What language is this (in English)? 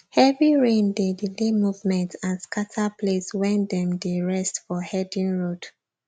Nigerian Pidgin